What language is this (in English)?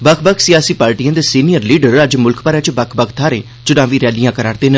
Dogri